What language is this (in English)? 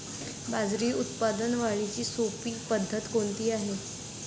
Marathi